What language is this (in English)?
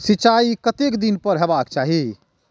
Maithili